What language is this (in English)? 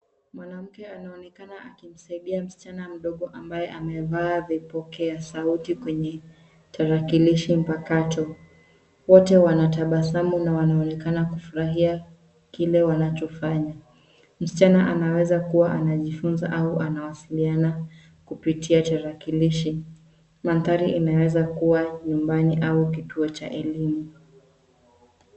Swahili